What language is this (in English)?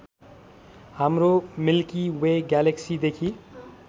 Nepali